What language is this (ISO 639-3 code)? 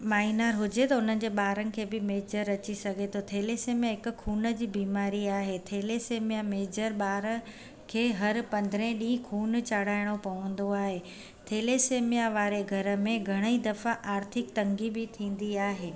snd